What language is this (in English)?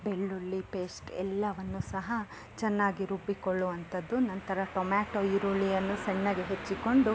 Kannada